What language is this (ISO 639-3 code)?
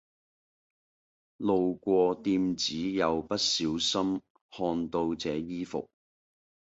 yue